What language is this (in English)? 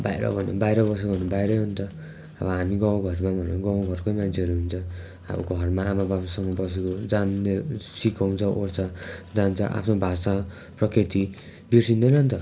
Nepali